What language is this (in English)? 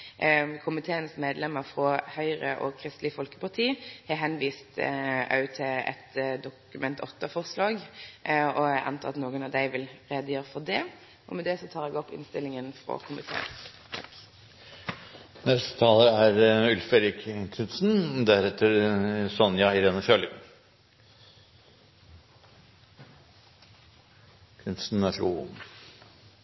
Norwegian